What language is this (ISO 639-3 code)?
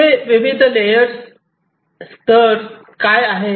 mar